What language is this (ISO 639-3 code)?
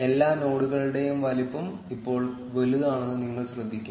mal